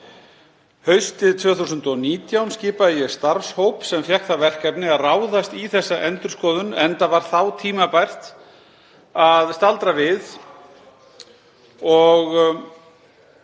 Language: Icelandic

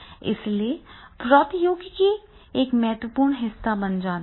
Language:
Hindi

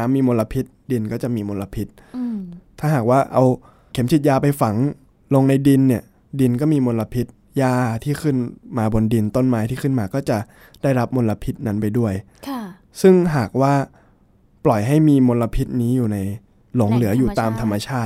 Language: Thai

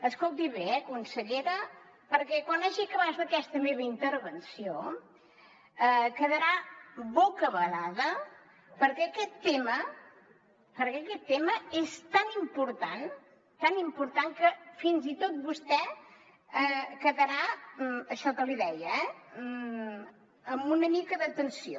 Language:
Catalan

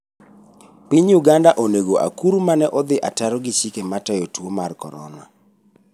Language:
Luo (Kenya and Tanzania)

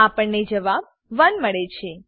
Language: Gujarati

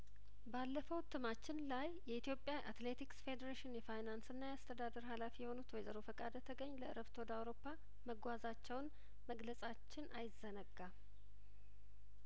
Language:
Amharic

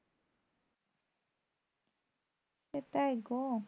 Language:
Bangla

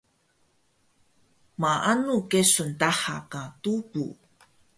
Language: Taroko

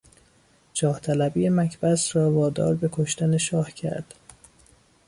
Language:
Persian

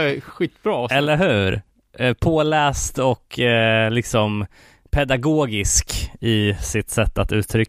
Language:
Swedish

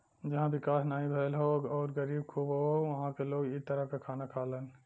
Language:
Bhojpuri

